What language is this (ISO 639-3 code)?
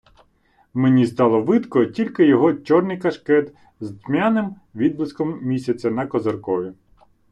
ukr